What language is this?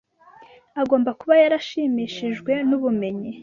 Kinyarwanda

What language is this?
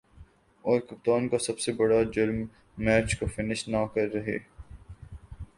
Urdu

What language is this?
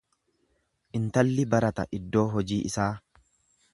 Oromo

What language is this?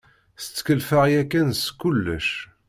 Kabyle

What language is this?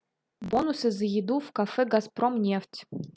Russian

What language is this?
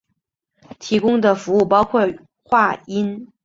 Chinese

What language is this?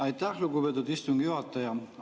Estonian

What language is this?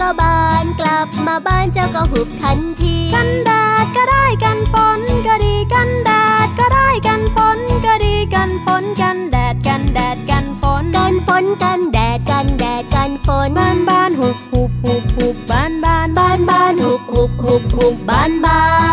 Thai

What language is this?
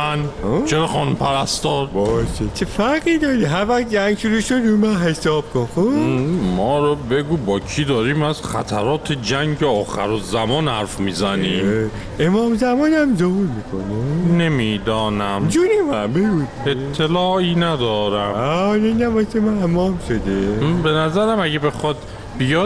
Persian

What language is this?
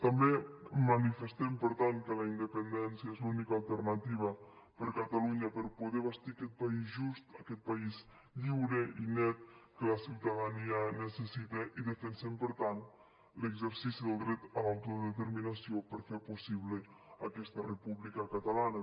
Catalan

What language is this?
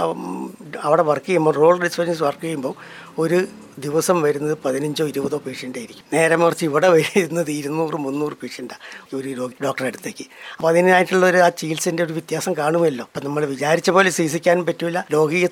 Malayalam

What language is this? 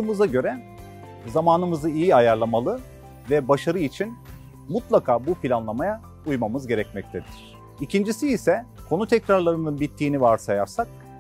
Turkish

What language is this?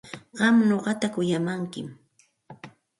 Santa Ana de Tusi Pasco Quechua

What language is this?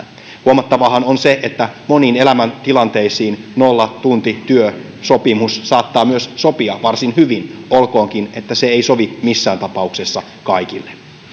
Finnish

